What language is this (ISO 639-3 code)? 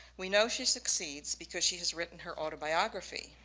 eng